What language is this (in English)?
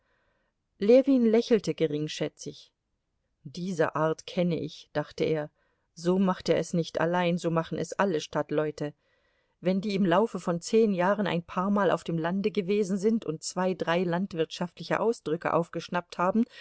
German